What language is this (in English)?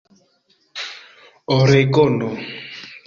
Esperanto